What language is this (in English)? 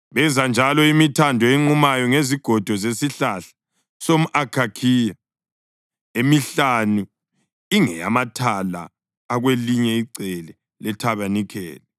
North Ndebele